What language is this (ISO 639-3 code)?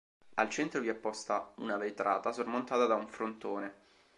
ita